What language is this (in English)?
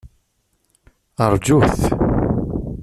Kabyle